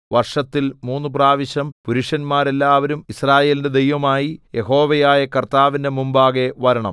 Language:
Malayalam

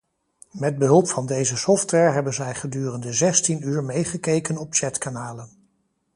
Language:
Dutch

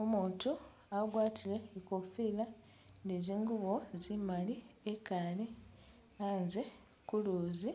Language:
Masaaba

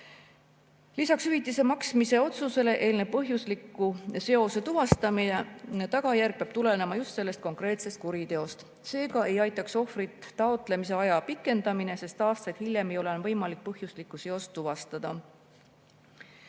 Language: Estonian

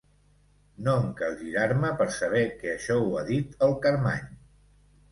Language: Catalan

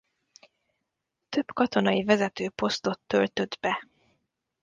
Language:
Hungarian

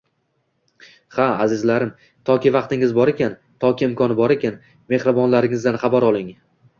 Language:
Uzbek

